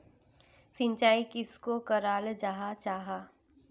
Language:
Magahi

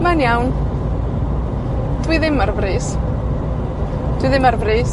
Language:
Welsh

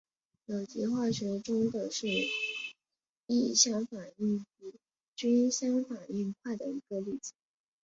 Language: Chinese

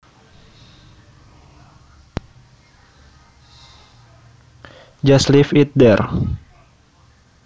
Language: Javanese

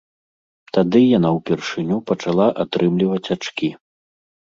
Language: Belarusian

